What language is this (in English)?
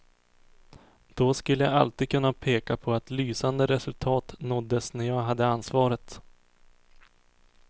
Swedish